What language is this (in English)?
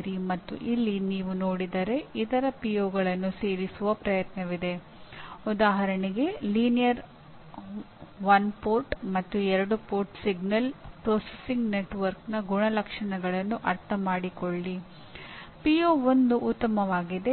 Kannada